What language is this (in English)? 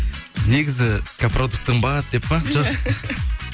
Kazakh